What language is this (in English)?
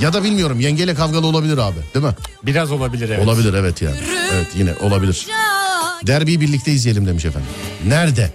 Turkish